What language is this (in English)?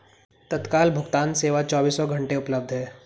Hindi